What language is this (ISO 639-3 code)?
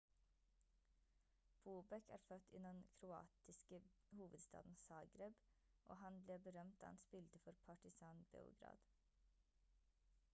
nob